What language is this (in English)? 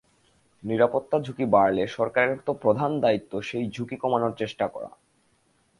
Bangla